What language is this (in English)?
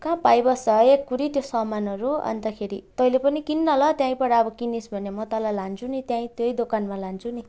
Nepali